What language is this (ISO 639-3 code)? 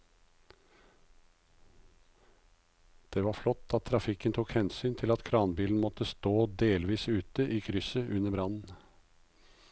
nor